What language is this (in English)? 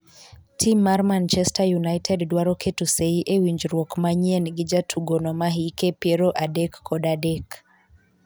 Luo (Kenya and Tanzania)